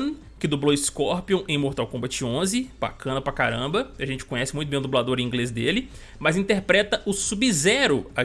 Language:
Portuguese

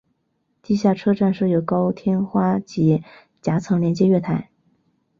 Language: Chinese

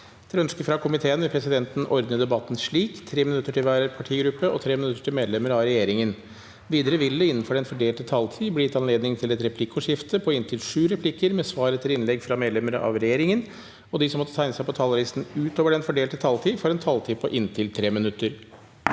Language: Norwegian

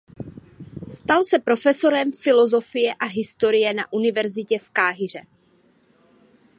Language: Czech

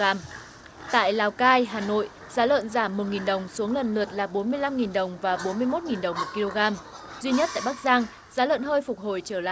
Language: Vietnamese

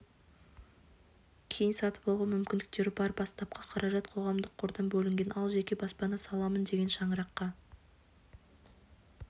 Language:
Kazakh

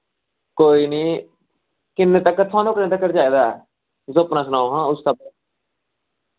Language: Dogri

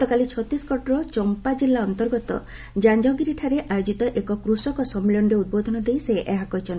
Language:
Odia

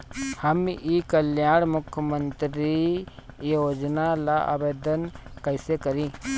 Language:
Bhojpuri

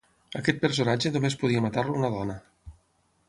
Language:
Catalan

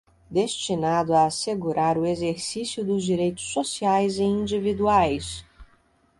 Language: Portuguese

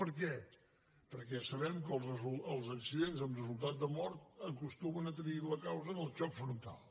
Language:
Catalan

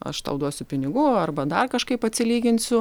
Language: Lithuanian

